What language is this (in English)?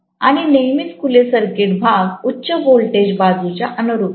Marathi